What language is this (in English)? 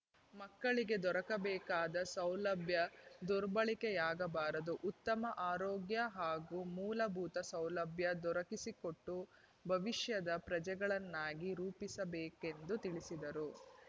Kannada